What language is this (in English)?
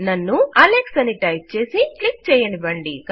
Telugu